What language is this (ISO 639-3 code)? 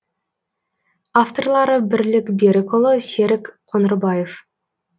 kaz